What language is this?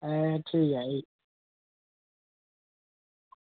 Dogri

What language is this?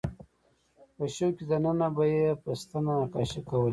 Pashto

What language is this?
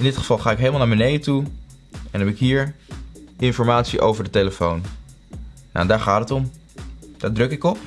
Dutch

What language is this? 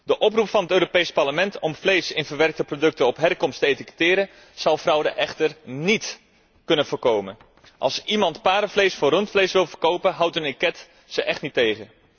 Dutch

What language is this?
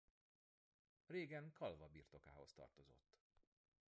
Hungarian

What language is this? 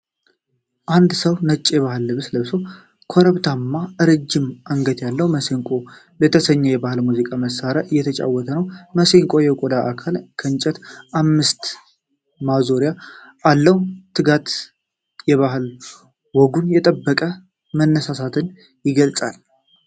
Amharic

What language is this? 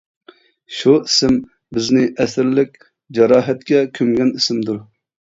Uyghur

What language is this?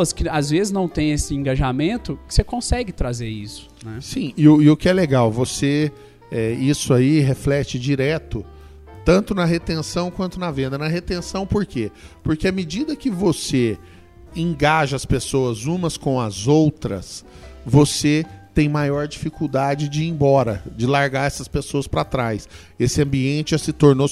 Portuguese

